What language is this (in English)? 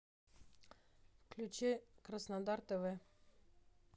Russian